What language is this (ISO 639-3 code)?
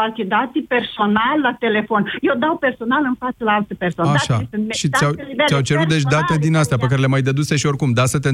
ron